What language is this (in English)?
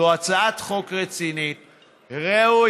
Hebrew